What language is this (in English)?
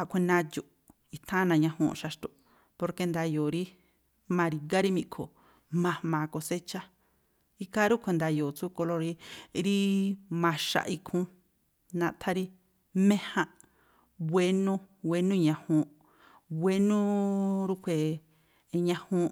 Tlacoapa Me'phaa